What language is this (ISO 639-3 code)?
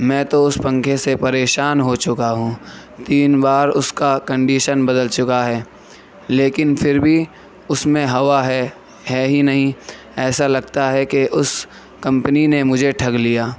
urd